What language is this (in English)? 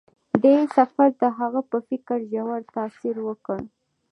Pashto